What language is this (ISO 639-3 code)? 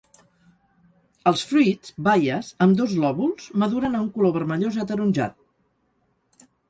cat